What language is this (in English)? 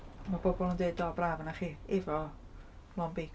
Welsh